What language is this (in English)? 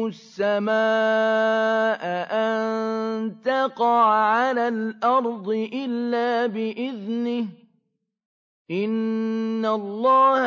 Arabic